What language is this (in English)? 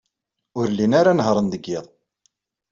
Kabyle